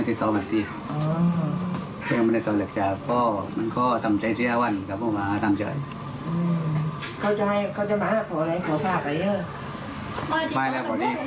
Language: Thai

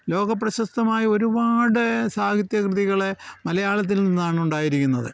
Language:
Malayalam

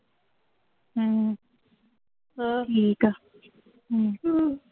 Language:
Punjabi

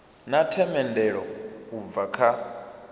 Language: Venda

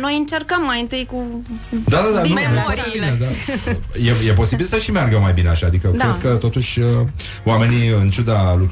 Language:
Romanian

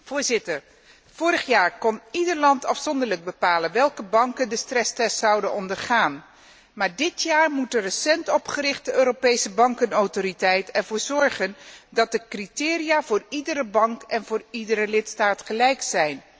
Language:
Dutch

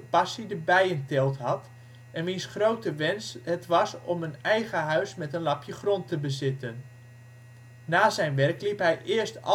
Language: Dutch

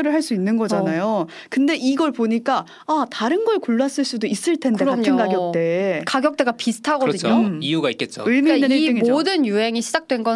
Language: Korean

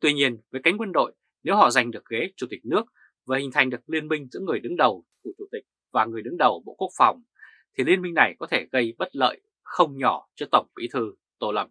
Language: Vietnamese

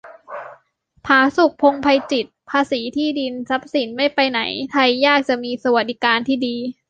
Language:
Thai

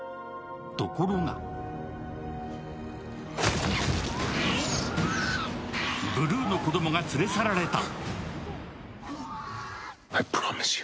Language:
Japanese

